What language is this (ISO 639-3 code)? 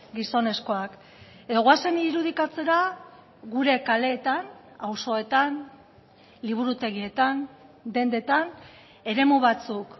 eus